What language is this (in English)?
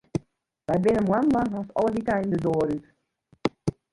Western Frisian